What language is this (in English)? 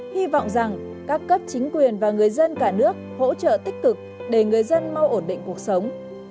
Vietnamese